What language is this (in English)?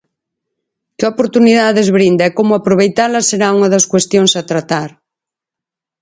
Galician